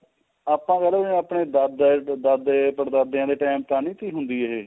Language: Punjabi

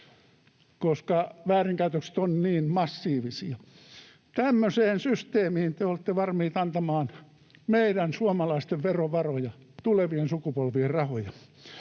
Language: Finnish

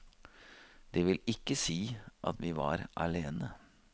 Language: Norwegian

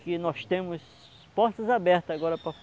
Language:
Portuguese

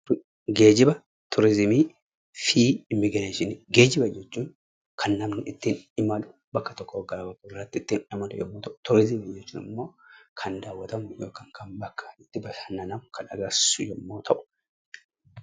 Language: Oromo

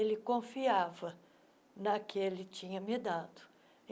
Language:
Portuguese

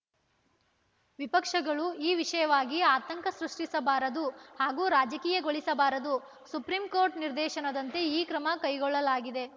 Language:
Kannada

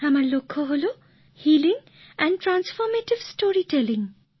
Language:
Bangla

